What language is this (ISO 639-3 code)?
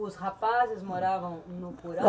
por